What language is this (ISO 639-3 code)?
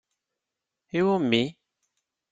kab